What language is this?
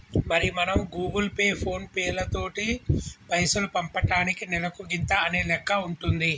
Telugu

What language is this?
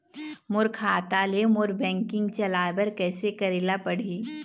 Chhattisgarhi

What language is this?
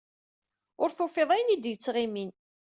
Kabyle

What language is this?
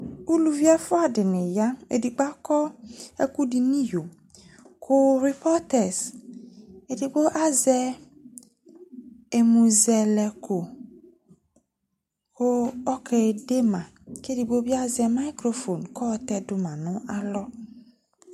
Ikposo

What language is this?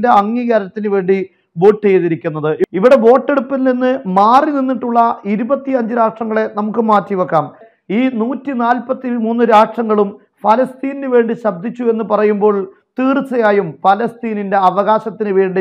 Malayalam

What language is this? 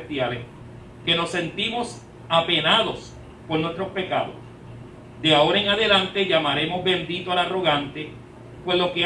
Spanish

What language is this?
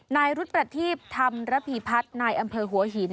Thai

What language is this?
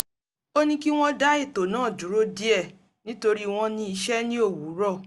Yoruba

